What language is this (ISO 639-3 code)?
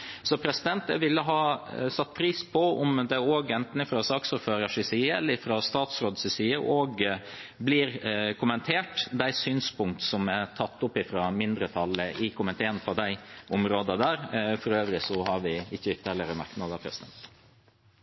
nob